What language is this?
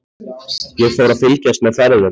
Icelandic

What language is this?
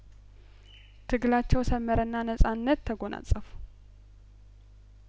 Amharic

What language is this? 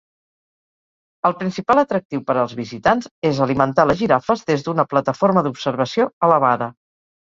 Catalan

